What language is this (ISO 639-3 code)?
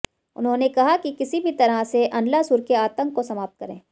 hin